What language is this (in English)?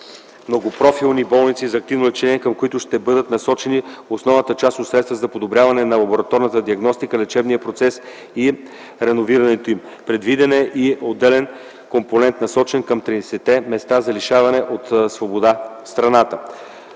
Bulgarian